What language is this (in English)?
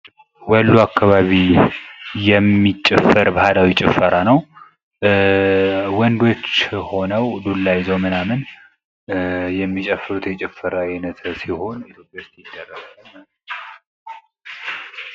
Amharic